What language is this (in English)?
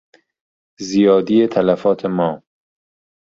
Persian